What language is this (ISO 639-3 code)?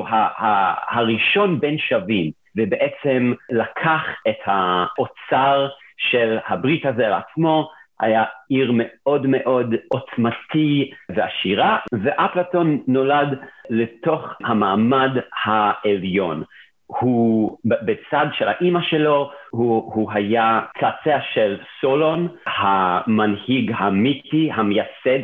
heb